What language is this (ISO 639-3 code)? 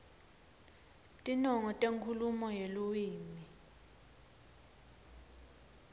ssw